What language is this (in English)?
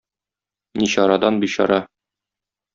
Tatar